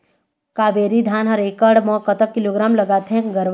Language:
Chhattisgarhi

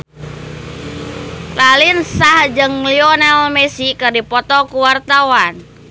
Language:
Sundanese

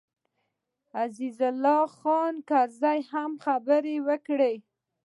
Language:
Pashto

